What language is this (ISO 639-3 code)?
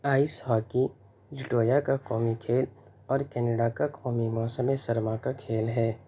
urd